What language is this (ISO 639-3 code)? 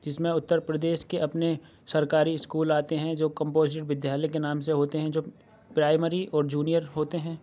urd